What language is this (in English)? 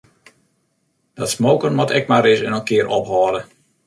Western Frisian